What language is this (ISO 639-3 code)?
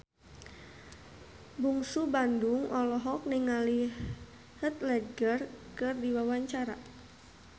sun